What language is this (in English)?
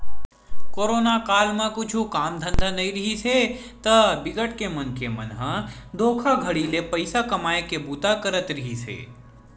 Chhattisgarhi